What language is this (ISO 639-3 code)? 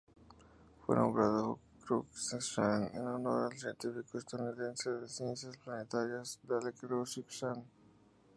spa